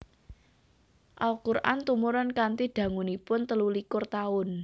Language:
Javanese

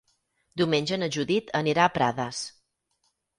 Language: Catalan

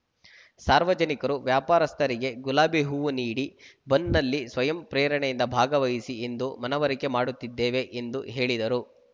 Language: Kannada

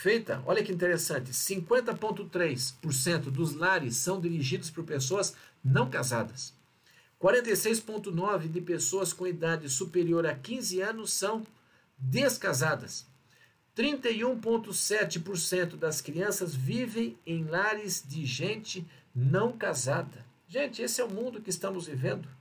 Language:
Portuguese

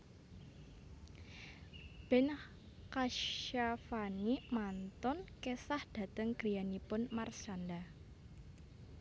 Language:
Javanese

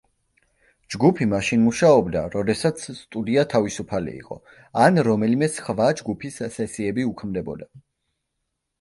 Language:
Georgian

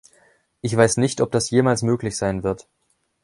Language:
German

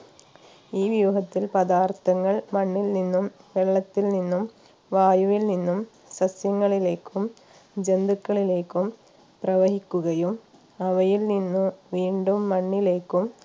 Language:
Malayalam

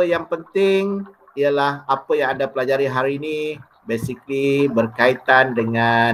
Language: Malay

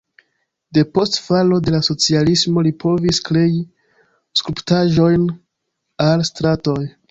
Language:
Esperanto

